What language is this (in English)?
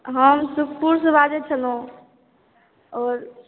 Maithili